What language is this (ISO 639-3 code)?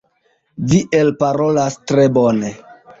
epo